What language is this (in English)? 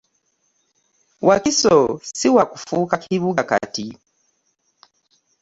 Ganda